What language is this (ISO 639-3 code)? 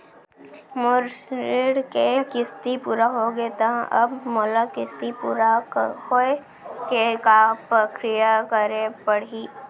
hne